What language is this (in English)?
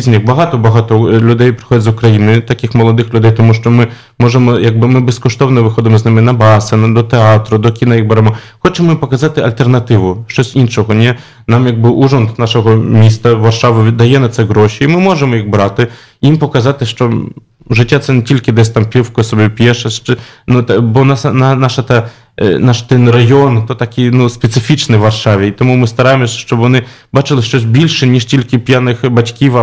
Polish